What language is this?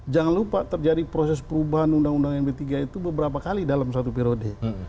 Indonesian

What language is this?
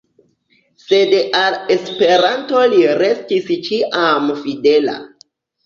Esperanto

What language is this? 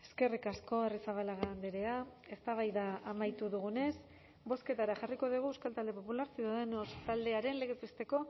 Basque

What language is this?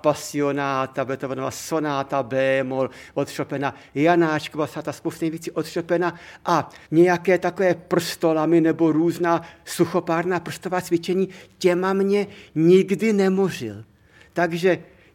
Czech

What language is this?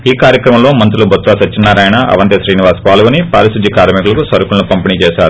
Telugu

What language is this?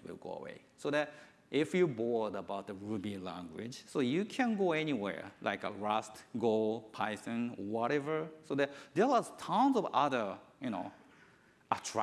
English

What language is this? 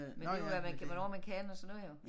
Danish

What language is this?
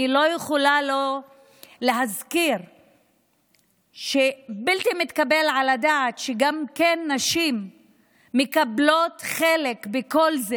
Hebrew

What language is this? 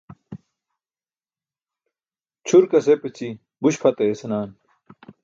Burushaski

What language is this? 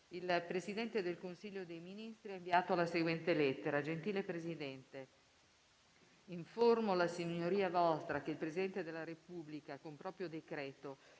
Italian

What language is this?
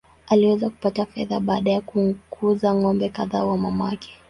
Swahili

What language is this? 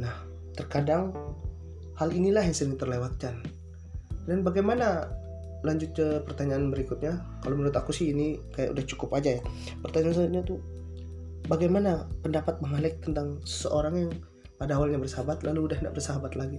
Indonesian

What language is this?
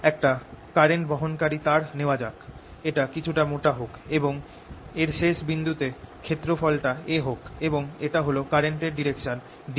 Bangla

